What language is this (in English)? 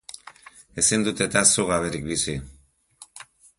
Basque